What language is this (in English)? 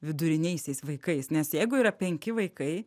Lithuanian